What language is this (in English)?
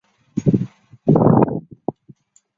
Chinese